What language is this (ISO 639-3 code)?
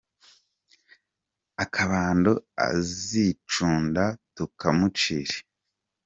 kin